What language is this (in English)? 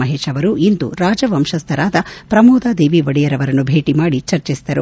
Kannada